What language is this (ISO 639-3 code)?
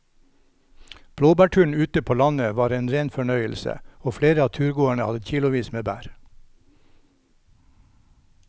nor